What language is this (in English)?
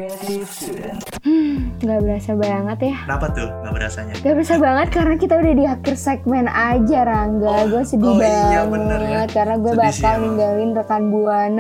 Indonesian